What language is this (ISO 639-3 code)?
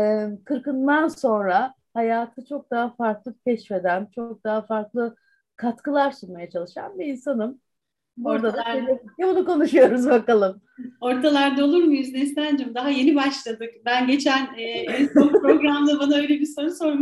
tur